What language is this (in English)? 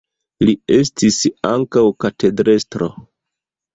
Esperanto